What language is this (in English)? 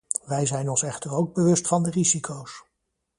Dutch